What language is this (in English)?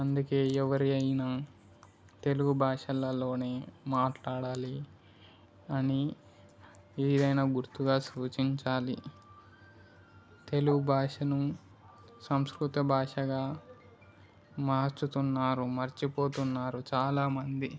Telugu